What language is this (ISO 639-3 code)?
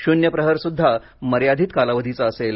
mar